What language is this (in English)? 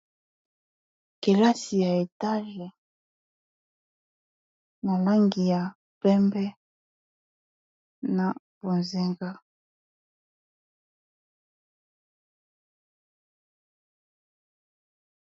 Lingala